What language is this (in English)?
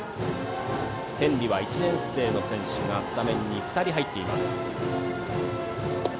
Japanese